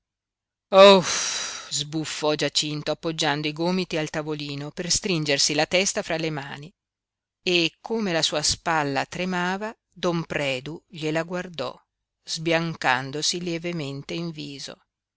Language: Italian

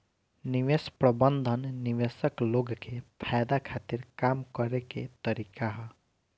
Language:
Bhojpuri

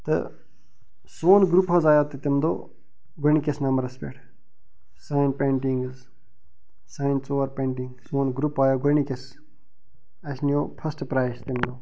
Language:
Kashmiri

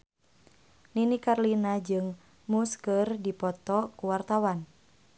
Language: Sundanese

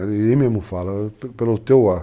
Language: Portuguese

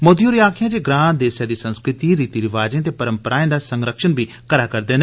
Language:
Dogri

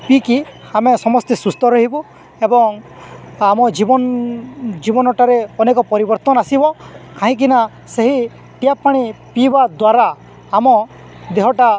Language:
Odia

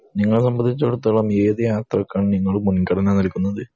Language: Malayalam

